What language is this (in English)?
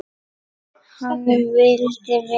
Icelandic